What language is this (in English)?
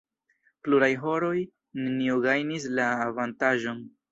Esperanto